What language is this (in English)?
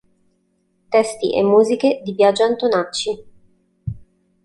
Italian